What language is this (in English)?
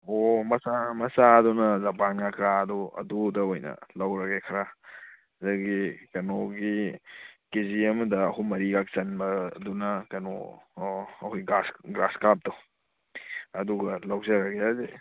Manipuri